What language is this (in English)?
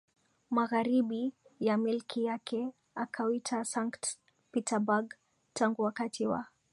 Swahili